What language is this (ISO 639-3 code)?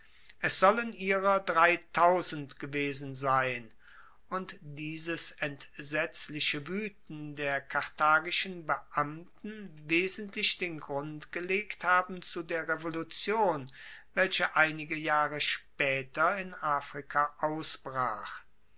deu